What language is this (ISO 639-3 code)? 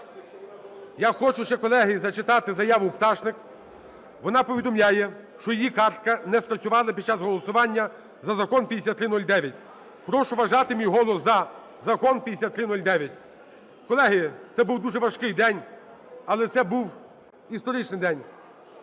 ukr